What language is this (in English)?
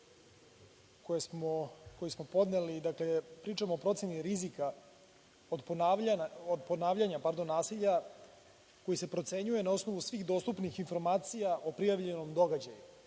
Serbian